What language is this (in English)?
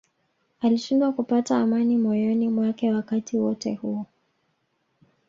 Swahili